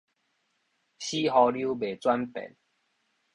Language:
Min Nan Chinese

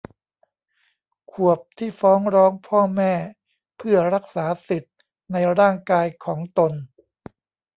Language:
Thai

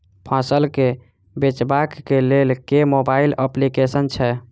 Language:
Maithili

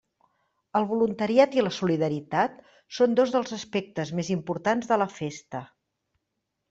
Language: Catalan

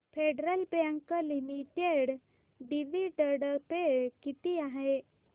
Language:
Marathi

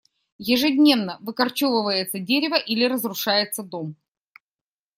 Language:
Russian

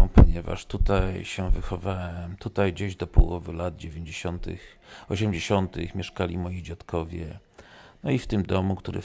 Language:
Polish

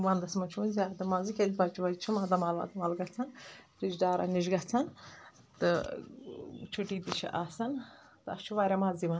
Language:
Kashmiri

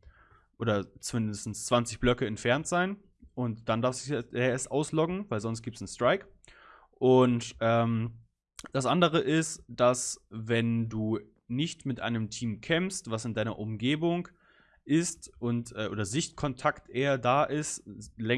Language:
German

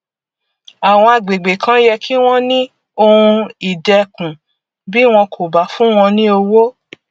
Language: Yoruba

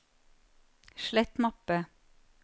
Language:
Norwegian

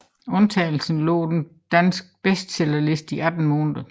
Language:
Danish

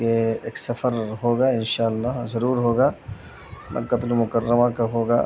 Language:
Urdu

